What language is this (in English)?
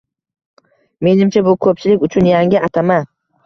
Uzbek